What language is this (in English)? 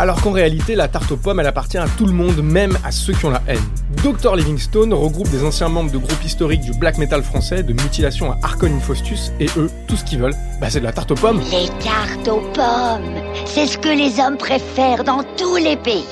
French